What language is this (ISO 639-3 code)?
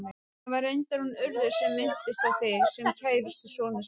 isl